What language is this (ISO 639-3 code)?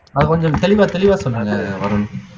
tam